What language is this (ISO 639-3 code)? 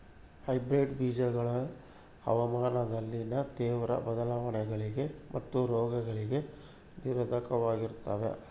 kan